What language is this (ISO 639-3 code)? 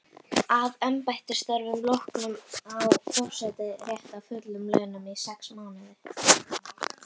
isl